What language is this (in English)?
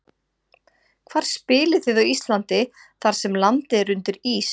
Icelandic